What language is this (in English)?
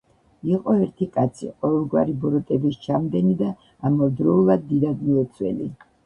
Georgian